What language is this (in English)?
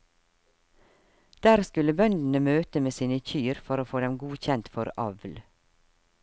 Norwegian